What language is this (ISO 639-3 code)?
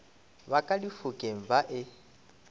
nso